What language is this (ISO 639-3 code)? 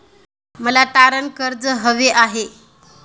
mar